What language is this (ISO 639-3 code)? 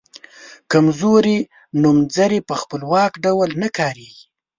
pus